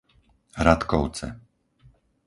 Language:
Slovak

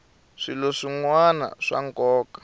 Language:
Tsonga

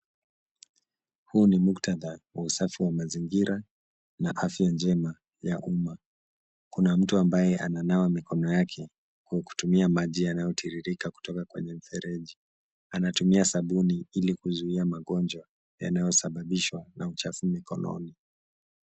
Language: Swahili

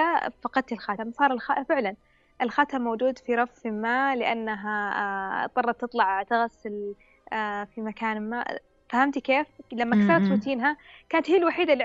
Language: Arabic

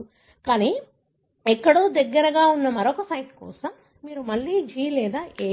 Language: Telugu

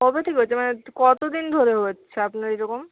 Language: Bangla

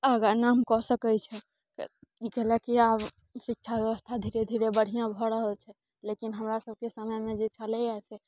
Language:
Maithili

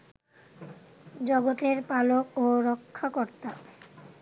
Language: Bangla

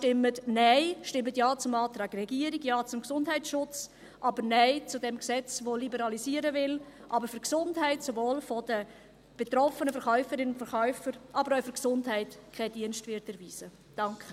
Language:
Swiss German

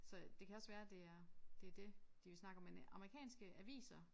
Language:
Danish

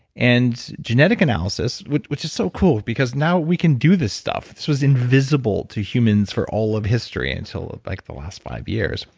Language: English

